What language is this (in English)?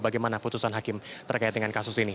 Indonesian